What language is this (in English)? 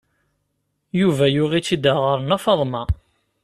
Kabyle